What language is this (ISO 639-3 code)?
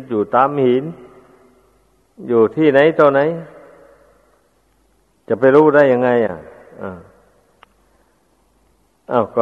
tha